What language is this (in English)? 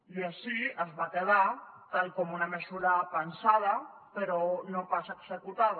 Catalan